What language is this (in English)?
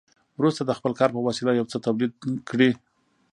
Pashto